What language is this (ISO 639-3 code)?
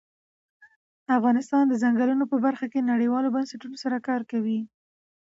pus